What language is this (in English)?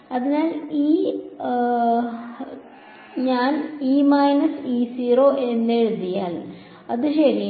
Malayalam